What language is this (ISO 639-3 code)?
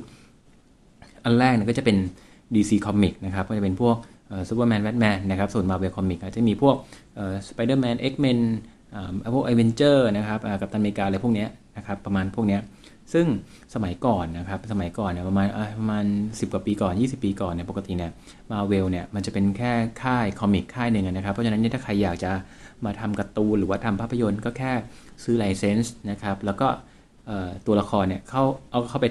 tha